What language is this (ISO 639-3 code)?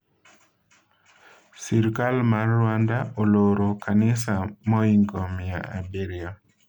luo